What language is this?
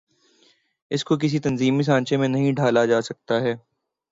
Urdu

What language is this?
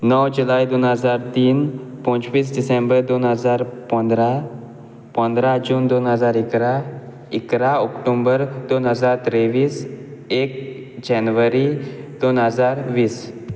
Konkani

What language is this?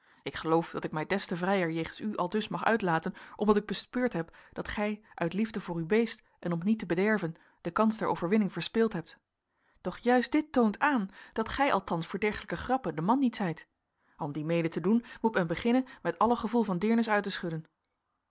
Dutch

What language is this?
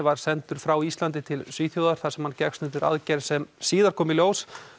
Icelandic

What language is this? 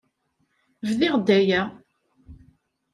Kabyle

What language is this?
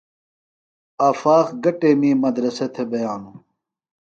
Phalura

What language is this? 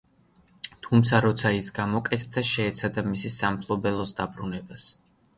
Georgian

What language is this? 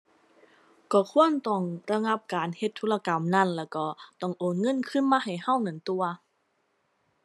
Thai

